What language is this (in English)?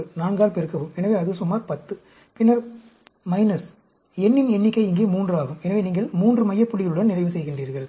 Tamil